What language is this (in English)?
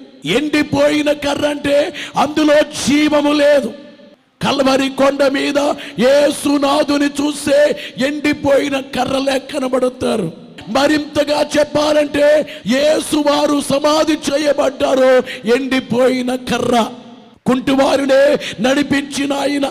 Telugu